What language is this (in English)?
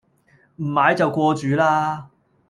Cantonese